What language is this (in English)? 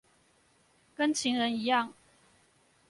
Chinese